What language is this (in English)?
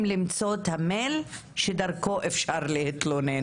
Hebrew